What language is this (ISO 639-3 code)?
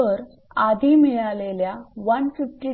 mar